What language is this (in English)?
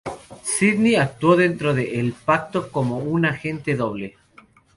Spanish